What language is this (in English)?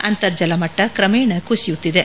Kannada